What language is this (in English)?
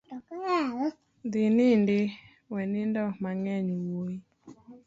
Luo (Kenya and Tanzania)